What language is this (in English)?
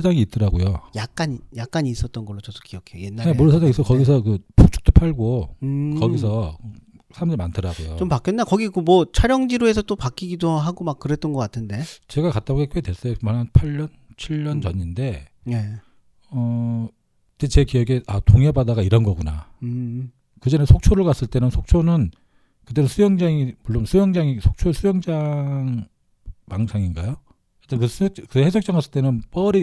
Korean